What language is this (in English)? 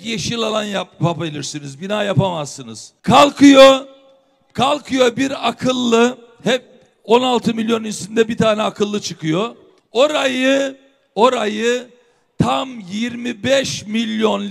Turkish